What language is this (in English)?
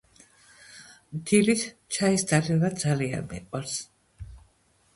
Georgian